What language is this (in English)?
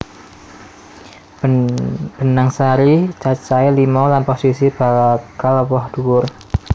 Javanese